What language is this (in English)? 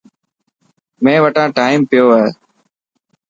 Dhatki